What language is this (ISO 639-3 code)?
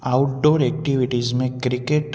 snd